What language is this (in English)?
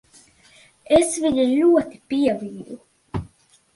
Latvian